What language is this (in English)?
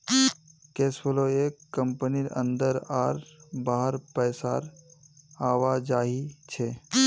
Magahi